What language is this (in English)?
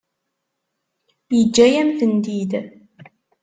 Kabyle